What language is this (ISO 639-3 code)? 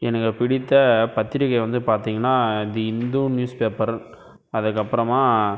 tam